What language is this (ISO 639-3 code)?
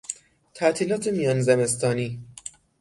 fas